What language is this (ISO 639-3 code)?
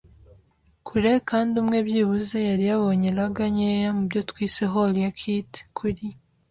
kin